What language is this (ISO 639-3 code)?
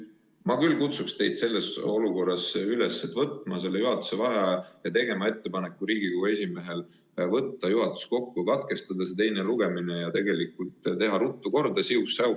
est